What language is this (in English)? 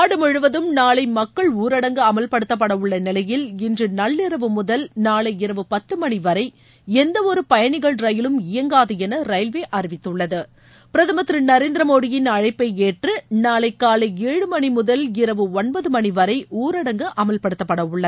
Tamil